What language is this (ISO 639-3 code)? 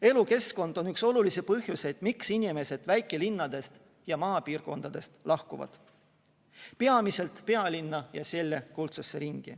est